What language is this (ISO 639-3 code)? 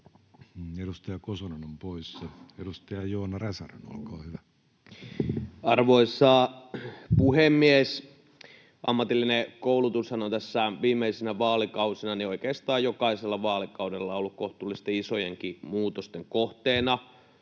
fin